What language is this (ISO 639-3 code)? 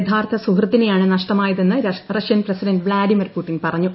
mal